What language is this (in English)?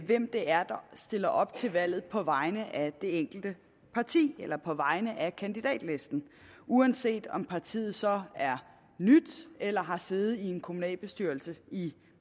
Danish